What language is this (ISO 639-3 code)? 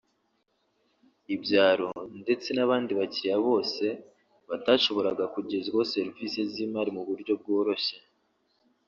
kin